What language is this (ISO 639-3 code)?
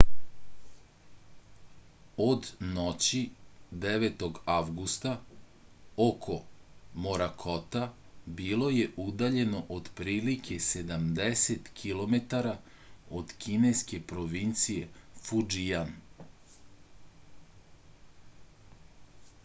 srp